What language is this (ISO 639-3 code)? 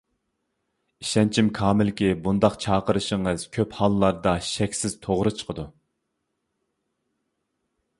uig